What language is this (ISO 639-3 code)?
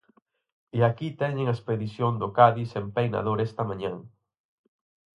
glg